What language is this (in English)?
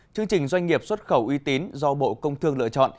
Vietnamese